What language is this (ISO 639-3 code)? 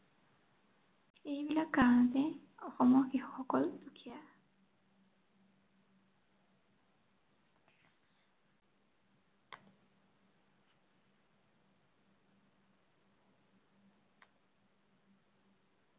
asm